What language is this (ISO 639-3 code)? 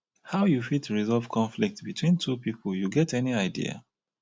pcm